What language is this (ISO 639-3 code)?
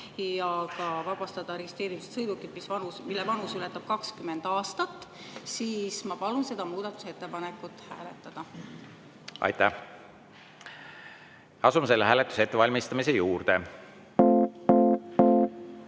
est